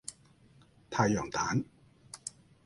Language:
Cantonese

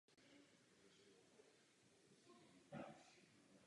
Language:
Czech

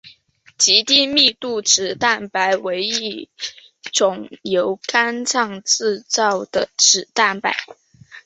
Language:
Chinese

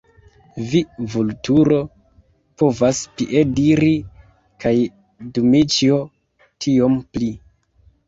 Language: Esperanto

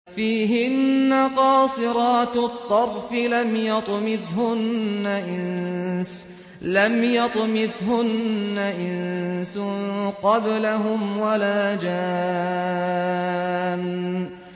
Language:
Arabic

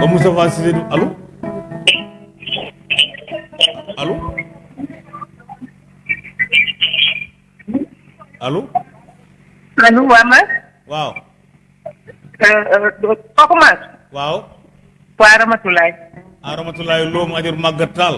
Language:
Indonesian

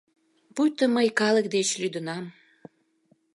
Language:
Mari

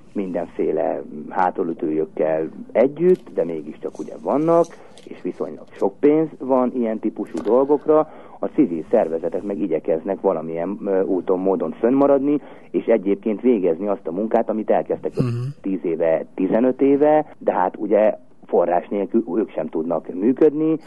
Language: Hungarian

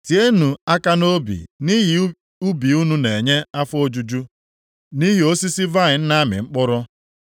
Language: Igbo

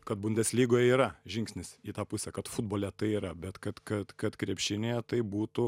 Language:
Lithuanian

